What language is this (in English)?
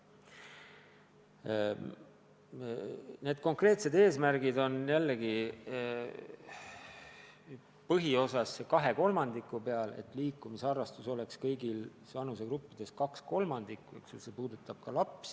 Estonian